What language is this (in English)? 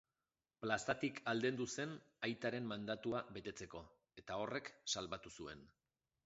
Basque